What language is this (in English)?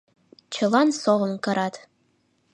Mari